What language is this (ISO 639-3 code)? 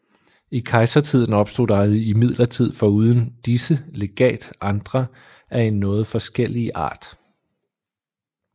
dan